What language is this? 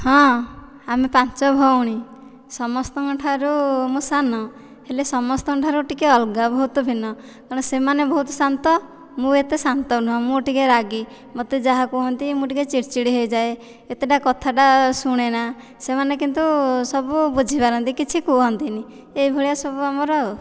Odia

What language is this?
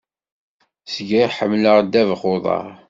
Kabyle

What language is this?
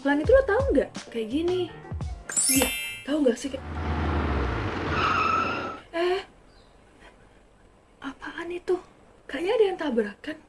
Indonesian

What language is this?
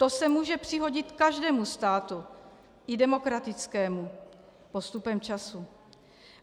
Czech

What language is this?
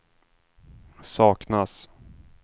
Swedish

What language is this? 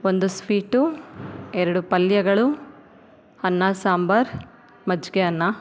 Kannada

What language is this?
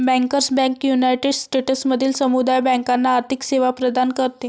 Marathi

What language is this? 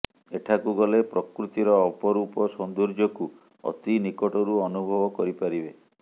Odia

